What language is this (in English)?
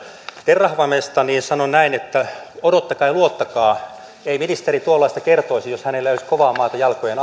Finnish